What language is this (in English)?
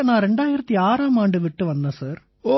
Tamil